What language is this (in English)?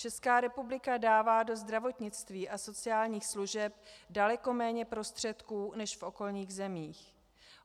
Czech